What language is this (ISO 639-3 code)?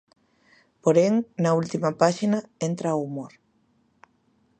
glg